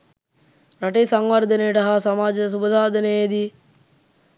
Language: Sinhala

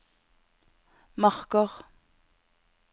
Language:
Norwegian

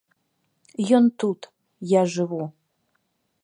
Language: Belarusian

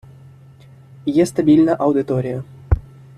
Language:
Ukrainian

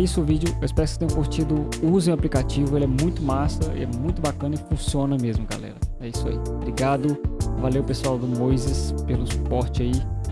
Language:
Portuguese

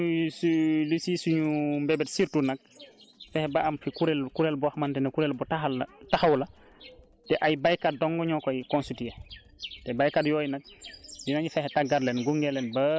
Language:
Wolof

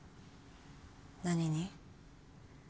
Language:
Japanese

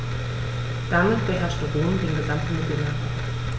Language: German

